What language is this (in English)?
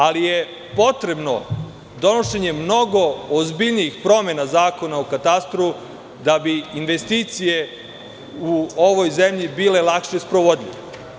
Serbian